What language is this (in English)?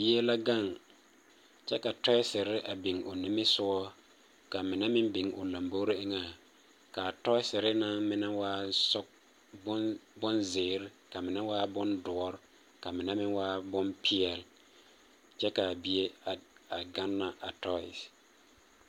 Southern Dagaare